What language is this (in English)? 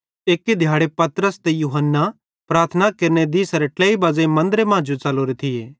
Bhadrawahi